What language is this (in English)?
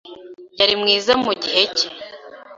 Kinyarwanda